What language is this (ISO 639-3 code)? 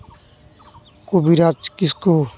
sat